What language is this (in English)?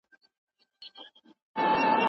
Pashto